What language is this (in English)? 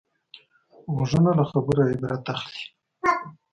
Pashto